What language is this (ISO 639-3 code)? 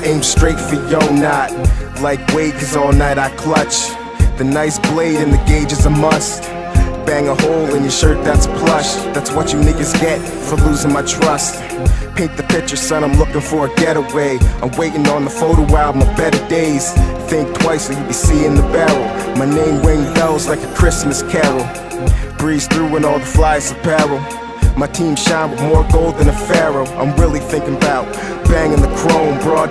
eng